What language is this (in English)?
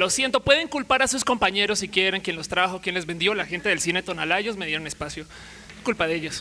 Spanish